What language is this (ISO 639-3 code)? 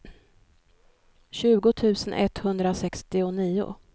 swe